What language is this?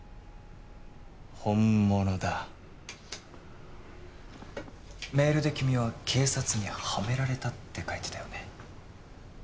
Japanese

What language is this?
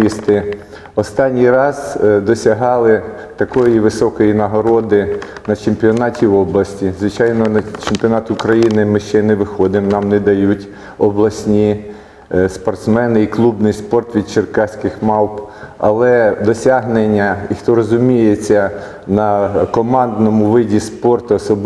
Ukrainian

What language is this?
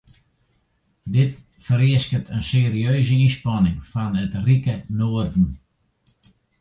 Western Frisian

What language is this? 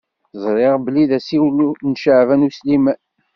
Kabyle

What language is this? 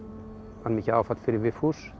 Icelandic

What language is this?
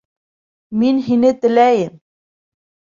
Bashkir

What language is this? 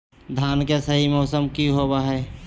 Magahi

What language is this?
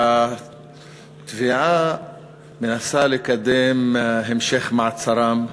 Hebrew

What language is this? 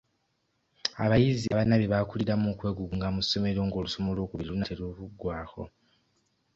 Ganda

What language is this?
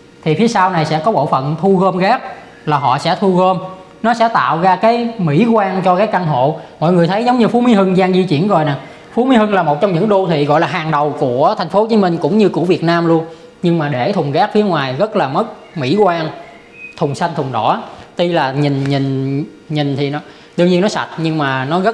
Vietnamese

